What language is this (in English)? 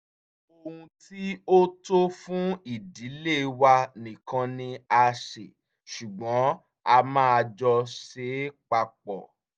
Yoruba